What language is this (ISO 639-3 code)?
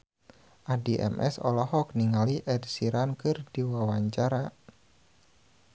sun